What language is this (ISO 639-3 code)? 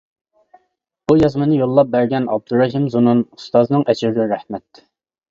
uig